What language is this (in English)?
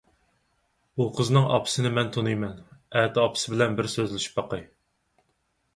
Uyghur